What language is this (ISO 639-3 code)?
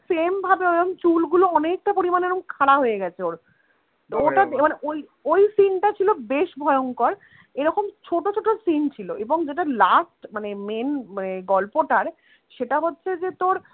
ben